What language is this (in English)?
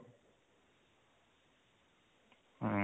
Odia